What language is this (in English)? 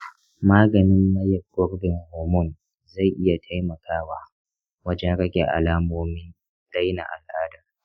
Hausa